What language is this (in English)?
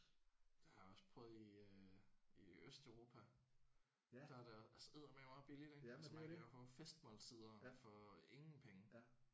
Danish